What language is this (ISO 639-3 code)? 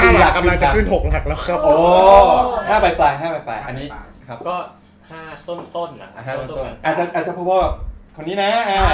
tha